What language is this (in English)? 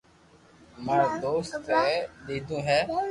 Loarki